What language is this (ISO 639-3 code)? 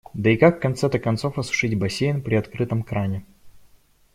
rus